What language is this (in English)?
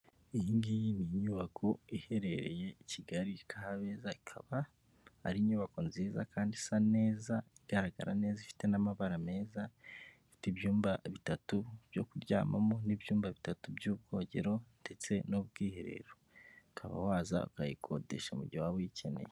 Kinyarwanda